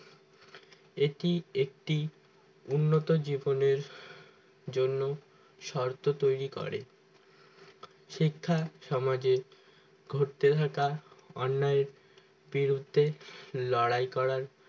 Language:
Bangla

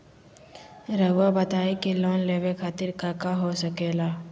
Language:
Magahi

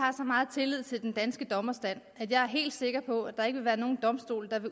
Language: Danish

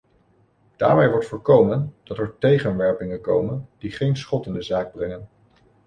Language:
Dutch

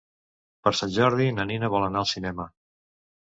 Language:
Catalan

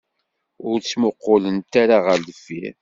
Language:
Kabyle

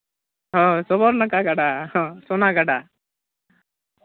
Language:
Santali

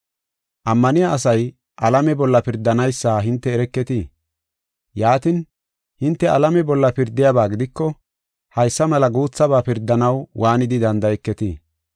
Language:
Gofa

